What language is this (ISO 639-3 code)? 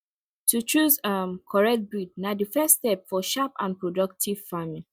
pcm